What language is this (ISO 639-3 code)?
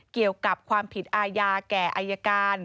tha